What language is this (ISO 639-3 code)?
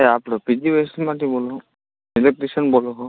guj